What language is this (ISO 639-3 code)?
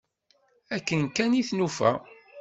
kab